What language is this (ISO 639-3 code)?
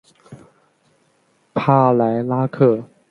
zho